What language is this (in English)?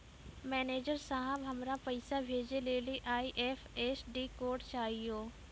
Maithili